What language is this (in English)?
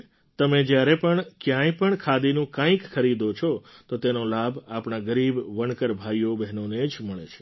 Gujarati